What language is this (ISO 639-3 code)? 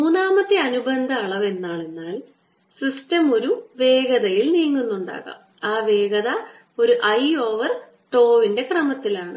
mal